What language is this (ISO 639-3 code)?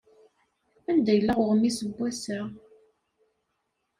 kab